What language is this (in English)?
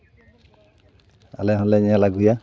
Santali